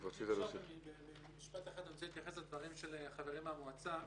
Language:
Hebrew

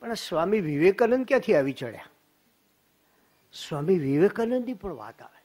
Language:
Gujarati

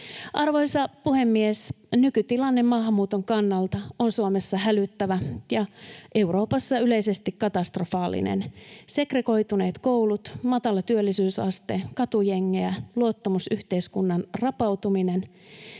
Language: Finnish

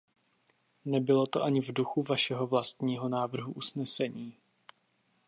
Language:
Czech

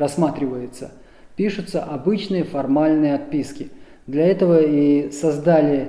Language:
Russian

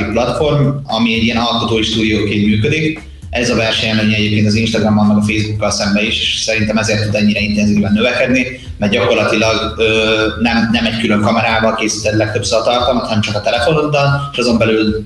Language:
Hungarian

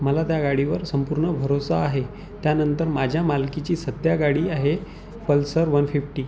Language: Marathi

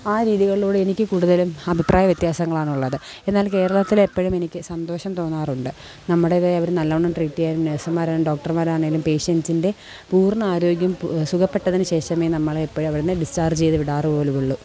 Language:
Malayalam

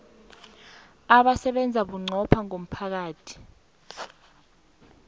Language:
South Ndebele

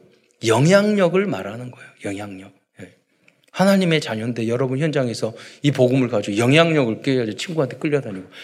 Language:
Korean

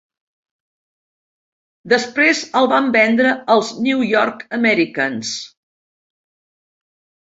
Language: Catalan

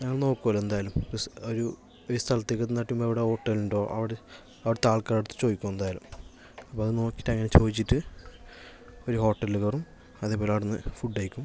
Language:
Malayalam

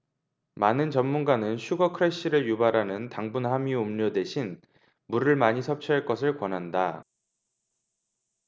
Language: Korean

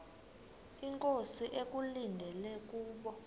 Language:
Xhosa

